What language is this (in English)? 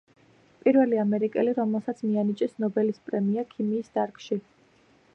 Georgian